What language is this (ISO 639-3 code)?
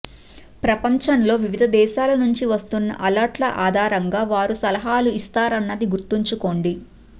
tel